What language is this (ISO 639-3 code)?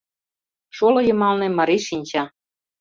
chm